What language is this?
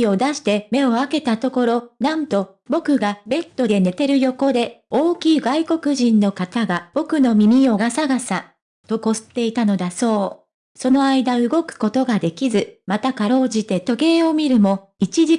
Japanese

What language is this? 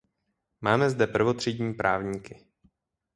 Czech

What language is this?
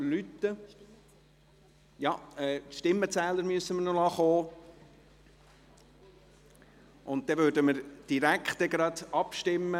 Swiss German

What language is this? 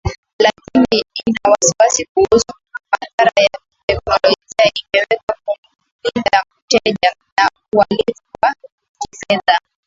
Swahili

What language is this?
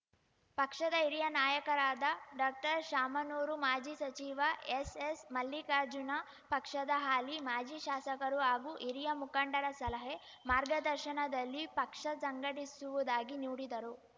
Kannada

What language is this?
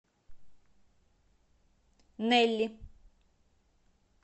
Russian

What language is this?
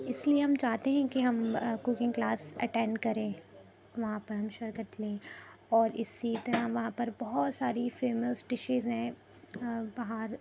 Urdu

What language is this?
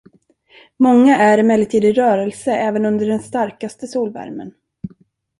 Swedish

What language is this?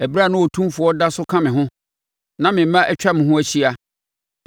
Akan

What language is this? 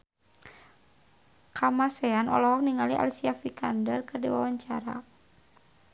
Sundanese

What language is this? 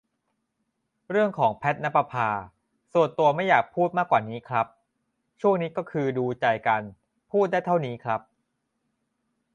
Thai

